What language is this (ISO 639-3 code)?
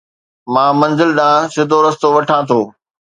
snd